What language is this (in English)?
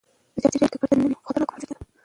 Pashto